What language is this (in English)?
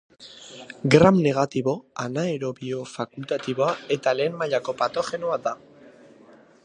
Basque